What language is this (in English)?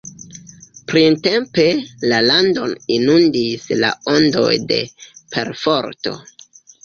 Esperanto